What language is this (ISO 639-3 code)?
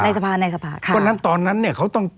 tha